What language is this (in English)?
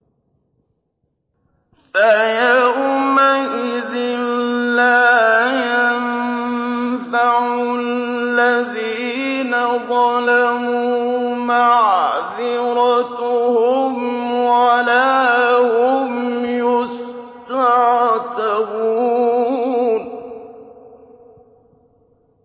Arabic